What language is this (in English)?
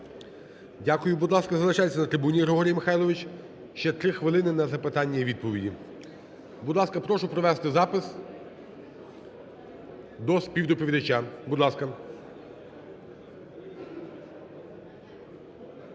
Ukrainian